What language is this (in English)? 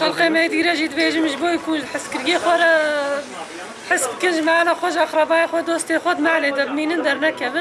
Turkish